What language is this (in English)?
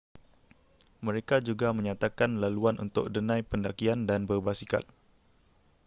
Malay